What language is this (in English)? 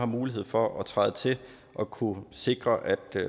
Danish